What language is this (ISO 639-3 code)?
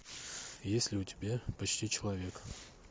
rus